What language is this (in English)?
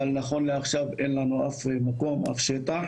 Hebrew